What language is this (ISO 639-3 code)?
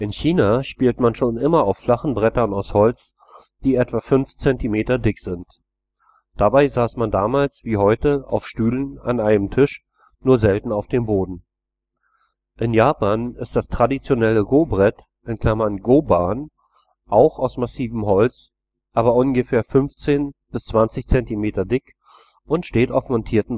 deu